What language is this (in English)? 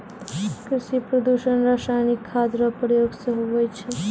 Maithili